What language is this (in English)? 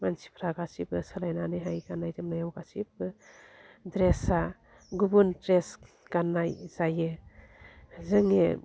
Bodo